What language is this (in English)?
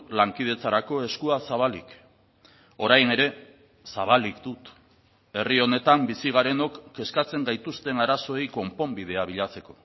Basque